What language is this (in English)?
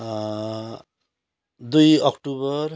Nepali